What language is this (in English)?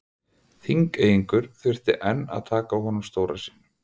Icelandic